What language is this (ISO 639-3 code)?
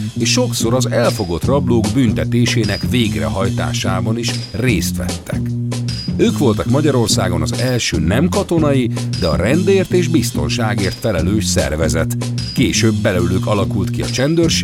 hun